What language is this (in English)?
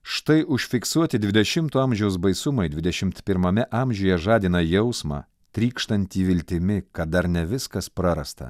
Lithuanian